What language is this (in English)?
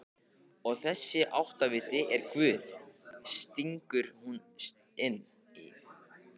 Icelandic